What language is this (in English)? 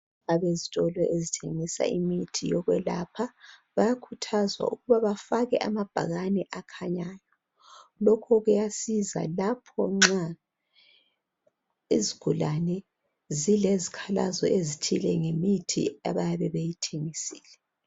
North Ndebele